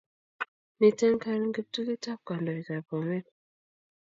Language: Kalenjin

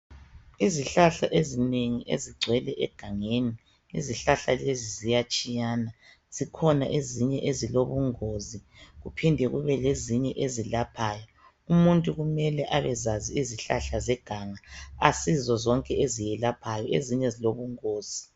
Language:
North Ndebele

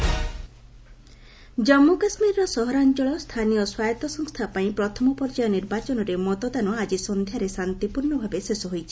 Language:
Odia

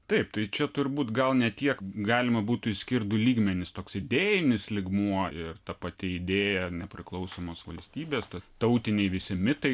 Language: Lithuanian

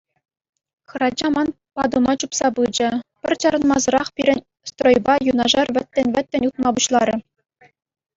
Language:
Chuvash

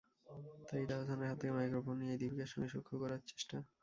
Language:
Bangla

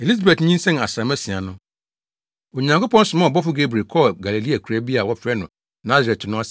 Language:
Akan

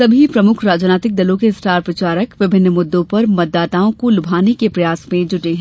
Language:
Hindi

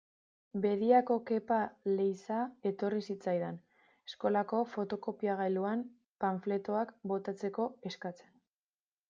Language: Basque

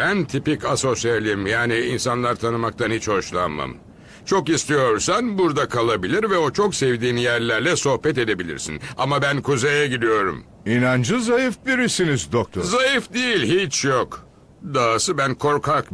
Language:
Turkish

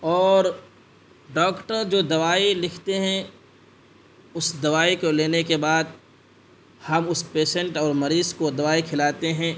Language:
Urdu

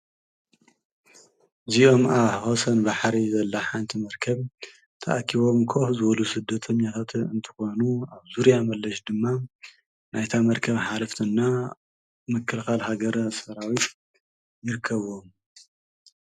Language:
Tigrinya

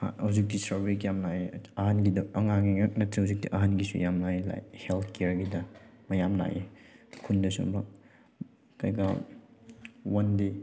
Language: Manipuri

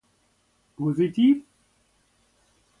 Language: German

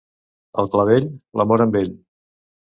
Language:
Catalan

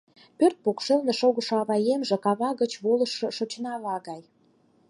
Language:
Mari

